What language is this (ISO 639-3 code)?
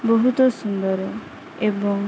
ori